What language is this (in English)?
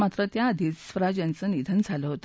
Marathi